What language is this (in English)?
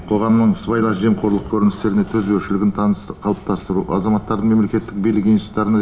Kazakh